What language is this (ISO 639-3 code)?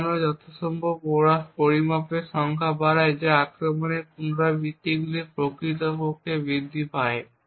ben